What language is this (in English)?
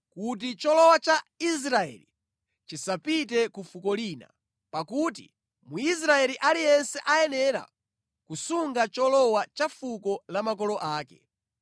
Nyanja